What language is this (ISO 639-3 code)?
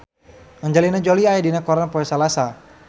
sun